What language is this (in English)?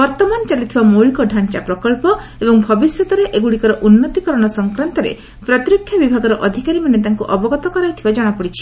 Odia